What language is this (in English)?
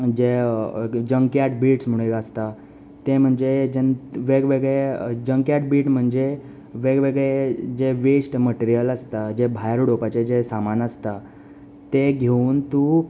Konkani